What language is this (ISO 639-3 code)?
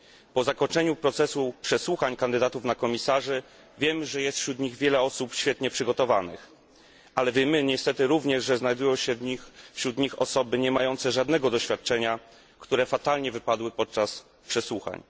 pol